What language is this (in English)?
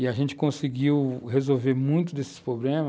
Portuguese